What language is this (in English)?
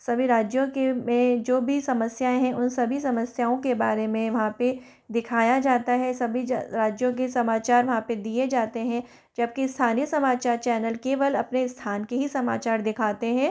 Hindi